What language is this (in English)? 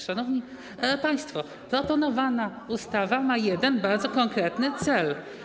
Polish